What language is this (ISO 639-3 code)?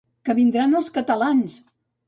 cat